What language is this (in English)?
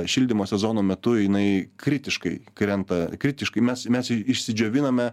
Lithuanian